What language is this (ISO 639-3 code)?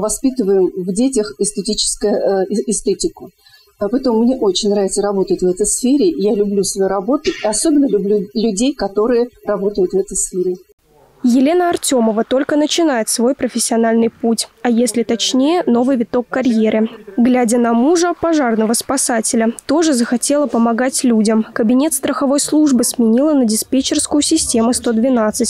rus